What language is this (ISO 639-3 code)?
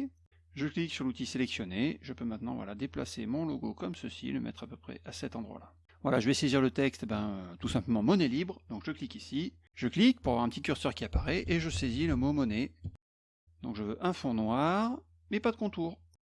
fra